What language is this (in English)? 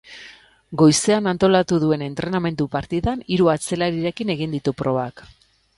Basque